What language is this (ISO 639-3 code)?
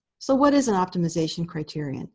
eng